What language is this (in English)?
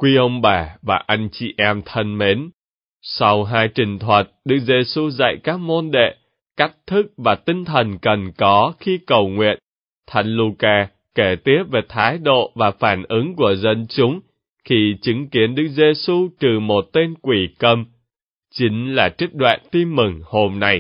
Vietnamese